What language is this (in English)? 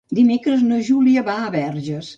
Catalan